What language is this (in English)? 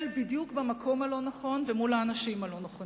Hebrew